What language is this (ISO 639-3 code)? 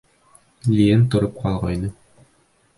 bak